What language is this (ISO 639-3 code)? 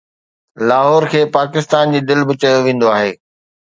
snd